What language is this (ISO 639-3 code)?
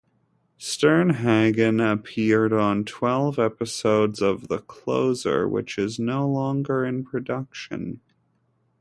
eng